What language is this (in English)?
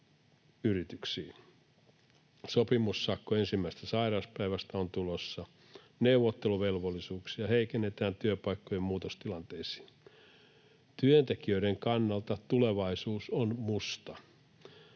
Finnish